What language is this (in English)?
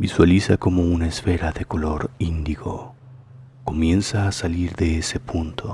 Spanish